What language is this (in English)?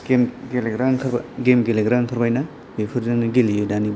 Bodo